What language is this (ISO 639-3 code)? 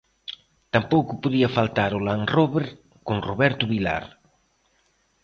glg